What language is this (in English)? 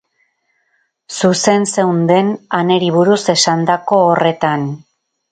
Basque